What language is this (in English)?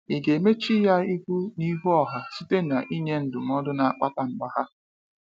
Igbo